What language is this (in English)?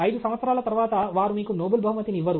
Telugu